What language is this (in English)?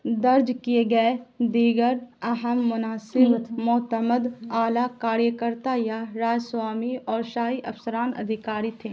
Urdu